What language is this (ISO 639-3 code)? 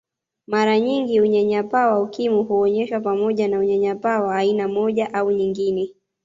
swa